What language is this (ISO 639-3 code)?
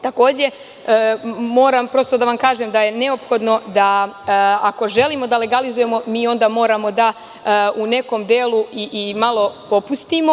srp